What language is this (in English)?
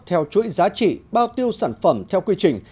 Vietnamese